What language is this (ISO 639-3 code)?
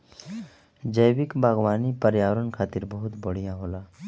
bho